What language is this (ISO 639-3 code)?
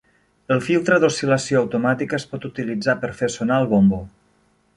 cat